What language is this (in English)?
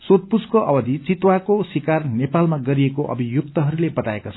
Nepali